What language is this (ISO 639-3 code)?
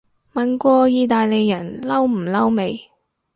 yue